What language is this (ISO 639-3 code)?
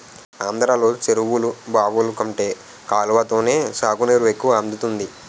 tel